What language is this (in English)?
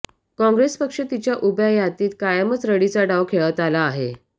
Marathi